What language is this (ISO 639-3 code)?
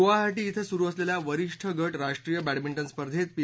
mar